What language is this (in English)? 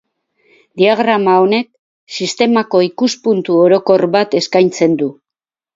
Basque